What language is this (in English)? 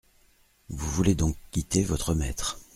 French